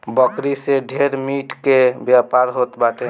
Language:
Bhojpuri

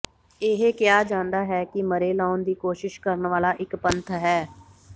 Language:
Punjabi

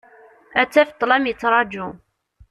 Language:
Kabyle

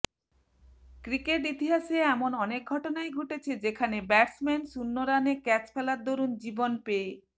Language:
Bangla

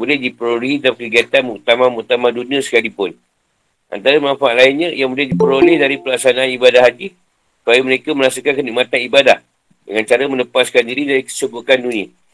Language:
Malay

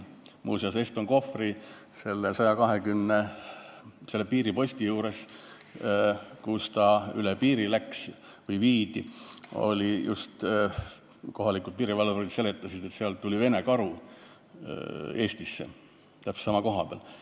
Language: Estonian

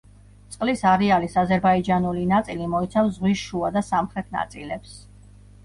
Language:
Georgian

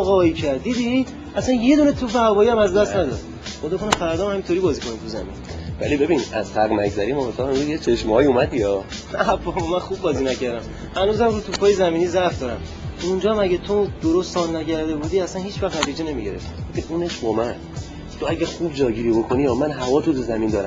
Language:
Persian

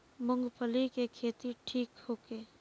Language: Bhojpuri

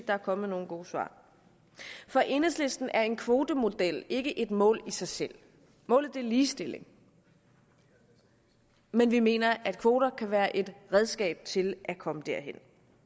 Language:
Danish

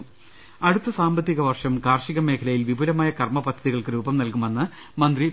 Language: Malayalam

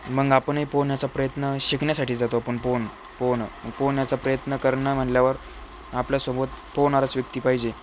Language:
Marathi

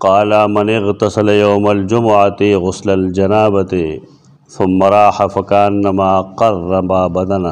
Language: Indonesian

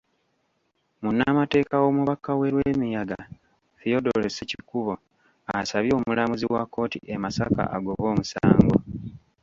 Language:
Ganda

